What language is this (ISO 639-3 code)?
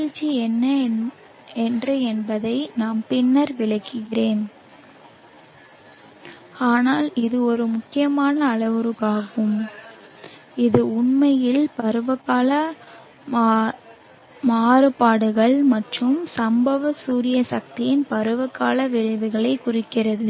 tam